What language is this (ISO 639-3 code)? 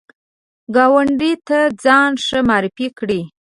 pus